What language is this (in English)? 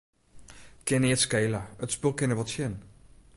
Western Frisian